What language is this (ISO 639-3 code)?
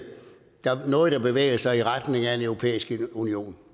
dan